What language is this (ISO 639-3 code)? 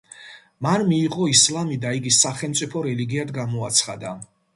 kat